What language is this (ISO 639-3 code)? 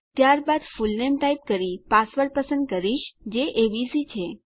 guj